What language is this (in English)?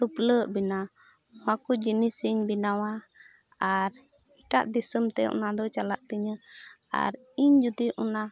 Santali